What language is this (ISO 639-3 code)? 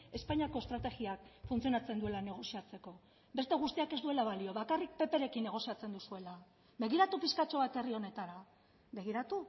eus